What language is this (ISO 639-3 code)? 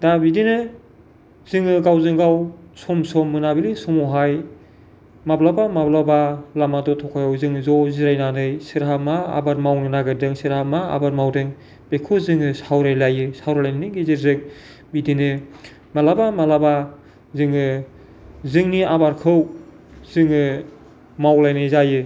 brx